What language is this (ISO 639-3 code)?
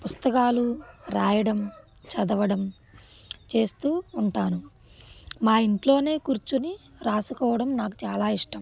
tel